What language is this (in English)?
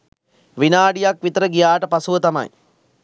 Sinhala